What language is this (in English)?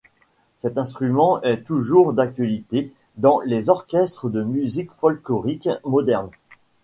French